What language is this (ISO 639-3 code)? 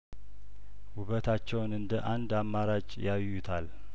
amh